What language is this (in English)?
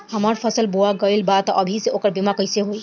Bhojpuri